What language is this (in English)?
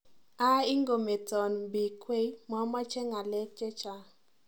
Kalenjin